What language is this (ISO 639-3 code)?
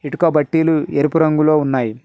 tel